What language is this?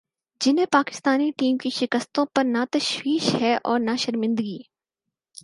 Urdu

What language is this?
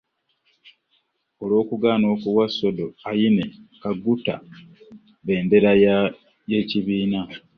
Ganda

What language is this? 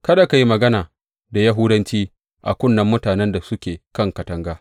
Hausa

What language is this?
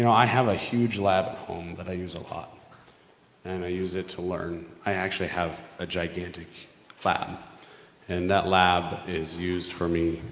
English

